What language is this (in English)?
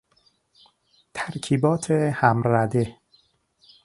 Persian